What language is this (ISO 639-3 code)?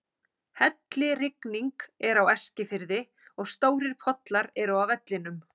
isl